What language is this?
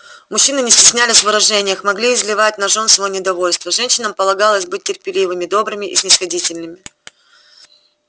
Russian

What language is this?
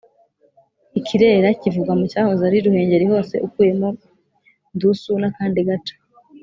Kinyarwanda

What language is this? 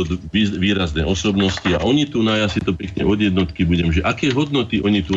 Slovak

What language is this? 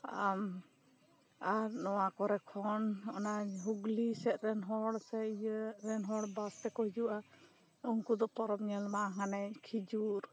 Santali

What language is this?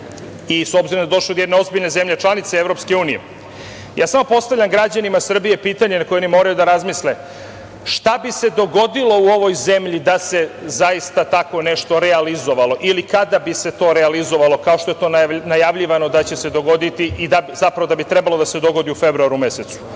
Serbian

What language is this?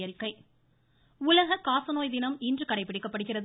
Tamil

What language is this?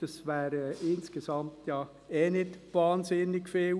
Swiss German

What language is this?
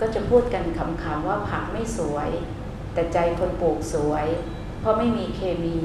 Thai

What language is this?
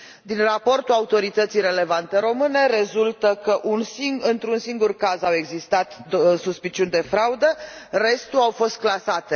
Romanian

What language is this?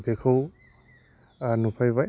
Bodo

